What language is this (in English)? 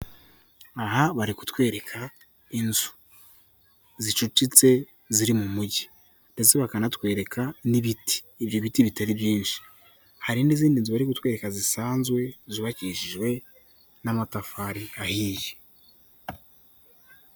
Kinyarwanda